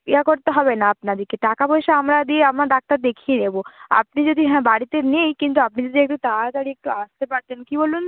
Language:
Bangla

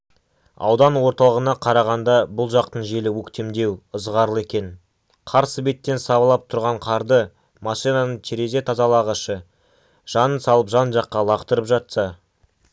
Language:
Kazakh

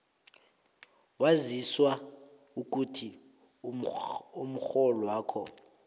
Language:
South Ndebele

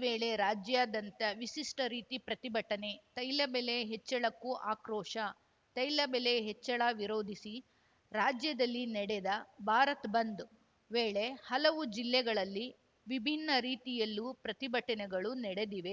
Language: Kannada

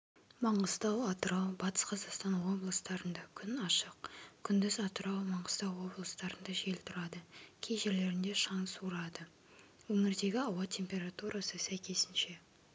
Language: Kazakh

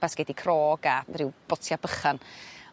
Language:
Welsh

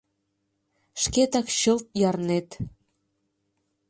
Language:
Mari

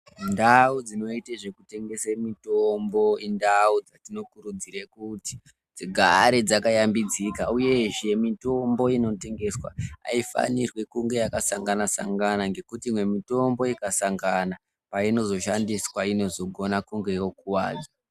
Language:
Ndau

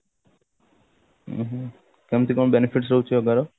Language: Odia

